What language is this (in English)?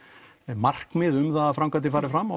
Icelandic